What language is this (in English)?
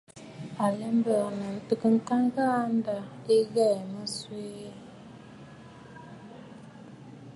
Bafut